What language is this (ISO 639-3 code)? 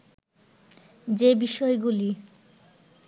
ben